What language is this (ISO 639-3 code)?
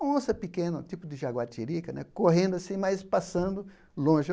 por